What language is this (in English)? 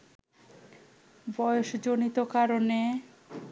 Bangla